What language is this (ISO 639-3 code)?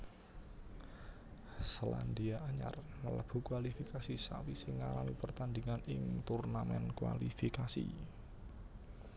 jav